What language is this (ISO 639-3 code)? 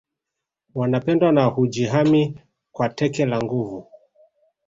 swa